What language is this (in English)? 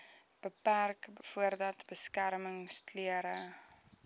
Afrikaans